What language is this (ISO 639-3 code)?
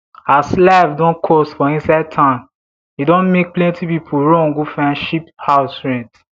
pcm